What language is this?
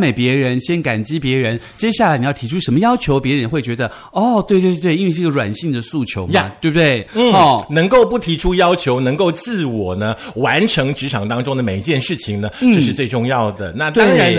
Chinese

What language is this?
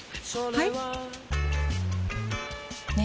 Japanese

